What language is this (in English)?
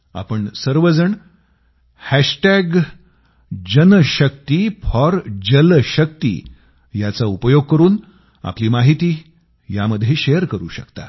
Marathi